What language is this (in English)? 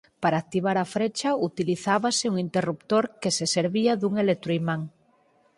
Galician